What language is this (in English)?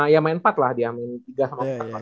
Indonesian